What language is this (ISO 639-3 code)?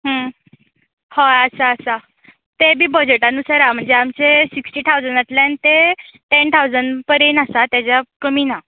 kok